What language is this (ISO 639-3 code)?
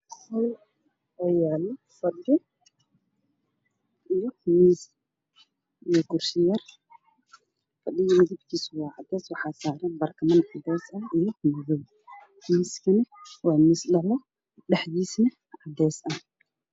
som